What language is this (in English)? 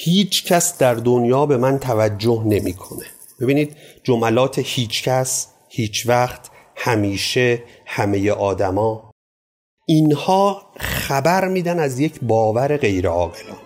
Persian